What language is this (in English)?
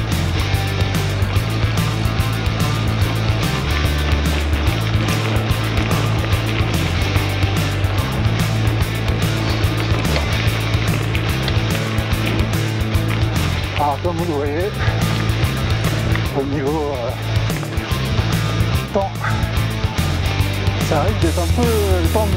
French